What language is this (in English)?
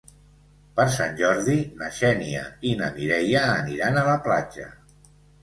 Catalan